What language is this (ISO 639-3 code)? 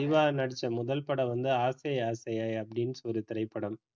tam